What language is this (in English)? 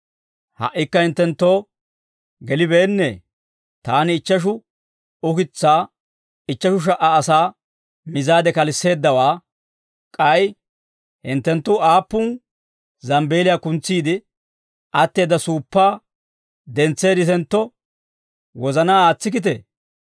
Dawro